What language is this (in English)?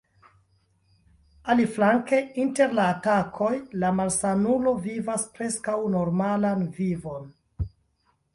Esperanto